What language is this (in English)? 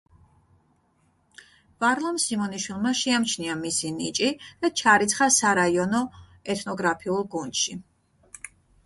Georgian